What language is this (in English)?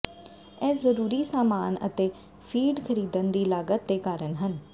Punjabi